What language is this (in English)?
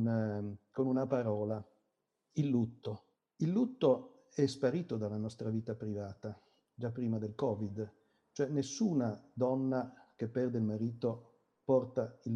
Italian